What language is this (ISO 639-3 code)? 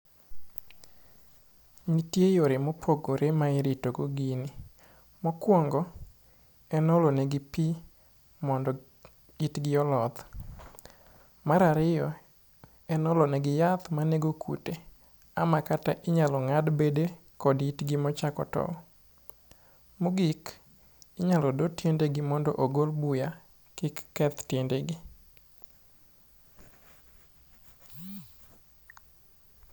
luo